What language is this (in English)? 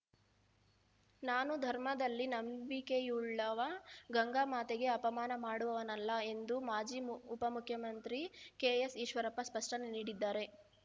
Kannada